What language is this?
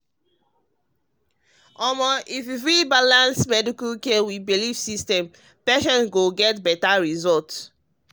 Nigerian Pidgin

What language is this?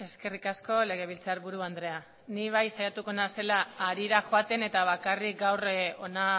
Basque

